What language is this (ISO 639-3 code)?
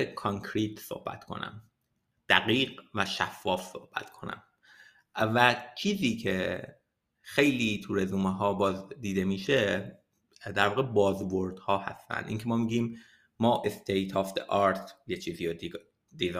fas